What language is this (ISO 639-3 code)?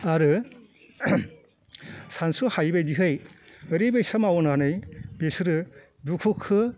brx